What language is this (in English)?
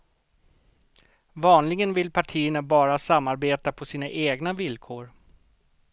Swedish